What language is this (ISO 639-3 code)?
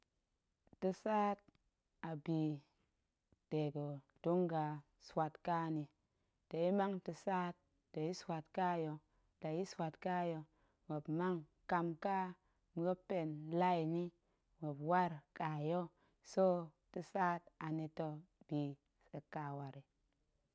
ank